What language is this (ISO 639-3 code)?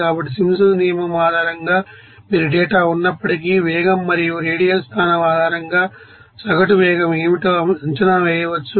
tel